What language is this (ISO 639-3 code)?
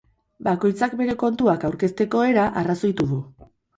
eus